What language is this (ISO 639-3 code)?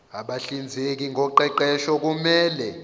zul